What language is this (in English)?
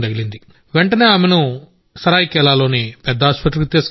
Telugu